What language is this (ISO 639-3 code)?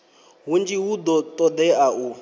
ven